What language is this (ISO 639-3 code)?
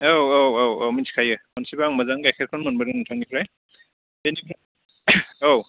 brx